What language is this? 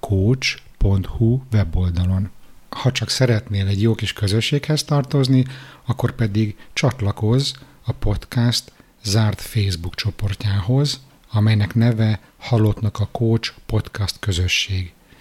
Hungarian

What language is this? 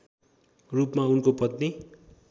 Nepali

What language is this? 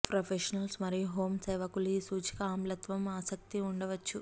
Telugu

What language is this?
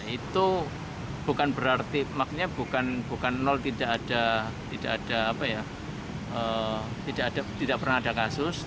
Indonesian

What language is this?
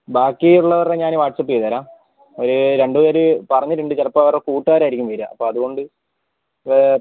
Malayalam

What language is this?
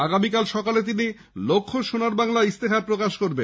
Bangla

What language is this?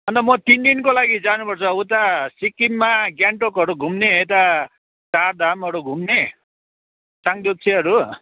Nepali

